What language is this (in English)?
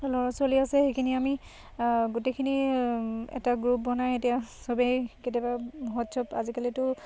Assamese